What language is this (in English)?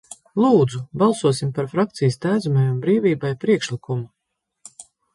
Latvian